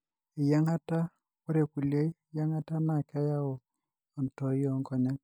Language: Masai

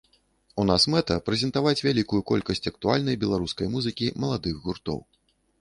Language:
Belarusian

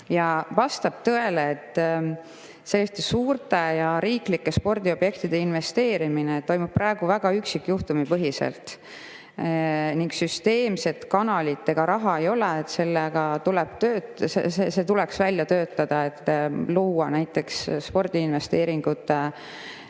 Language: Estonian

